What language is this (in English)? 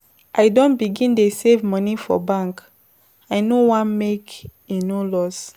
Nigerian Pidgin